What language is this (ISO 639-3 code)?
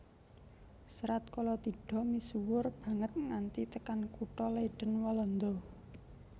jav